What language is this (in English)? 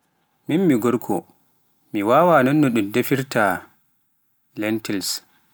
Pular